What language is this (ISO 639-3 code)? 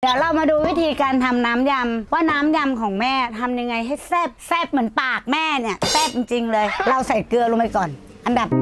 tha